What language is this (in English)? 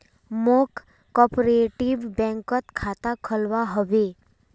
Magahi